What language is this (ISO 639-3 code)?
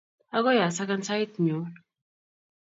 kln